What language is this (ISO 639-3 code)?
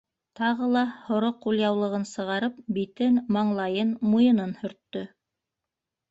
bak